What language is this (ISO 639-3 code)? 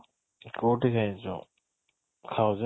ori